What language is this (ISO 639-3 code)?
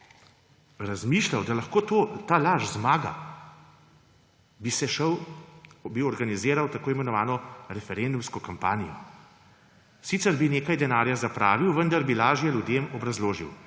slv